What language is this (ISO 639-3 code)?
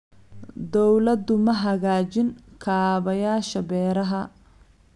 som